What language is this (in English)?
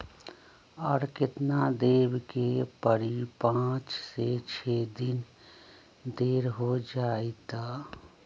Magahi